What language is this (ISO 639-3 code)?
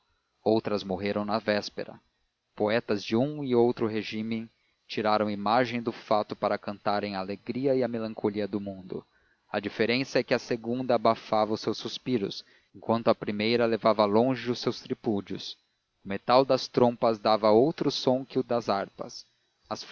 por